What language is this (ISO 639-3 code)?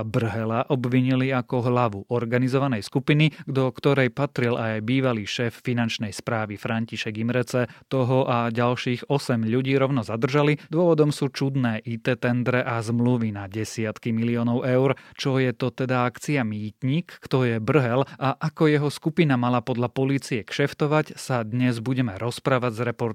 slk